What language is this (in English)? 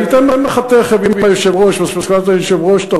Hebrew